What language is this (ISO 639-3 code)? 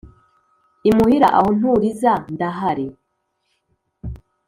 kin